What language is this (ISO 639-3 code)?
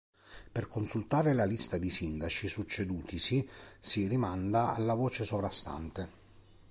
ita